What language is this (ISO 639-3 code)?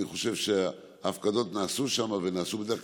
heb